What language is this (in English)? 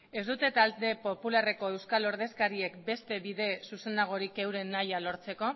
Basque